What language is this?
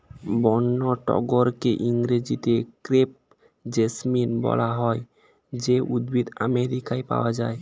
Bangla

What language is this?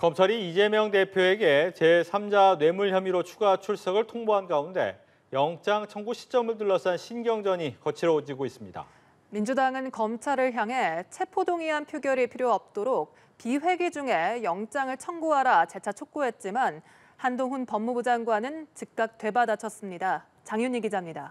Korean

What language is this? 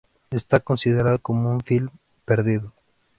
Spanish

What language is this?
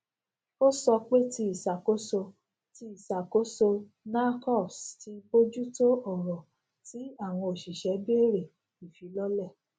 Yoruba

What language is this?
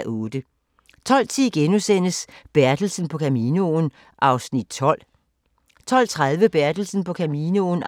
Danish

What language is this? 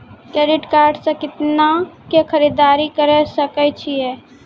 Maithili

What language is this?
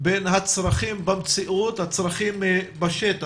Hebrew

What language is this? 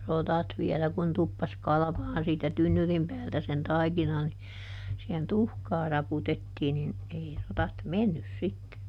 Finnish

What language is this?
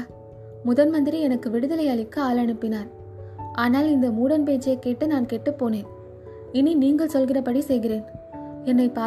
Tamil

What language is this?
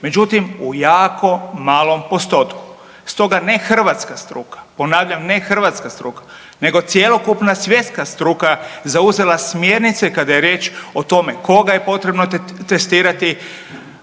Croatian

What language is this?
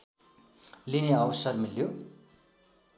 Nepali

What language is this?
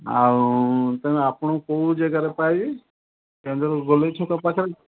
Odia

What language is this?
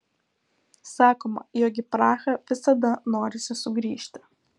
Lithuanian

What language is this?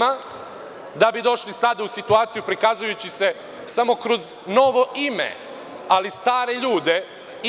Serbian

